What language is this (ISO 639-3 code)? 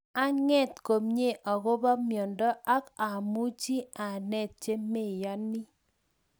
kln